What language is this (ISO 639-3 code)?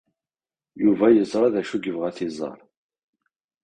kab